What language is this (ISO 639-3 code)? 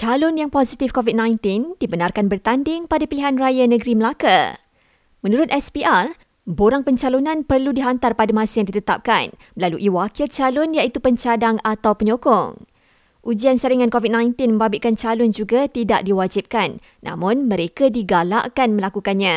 msa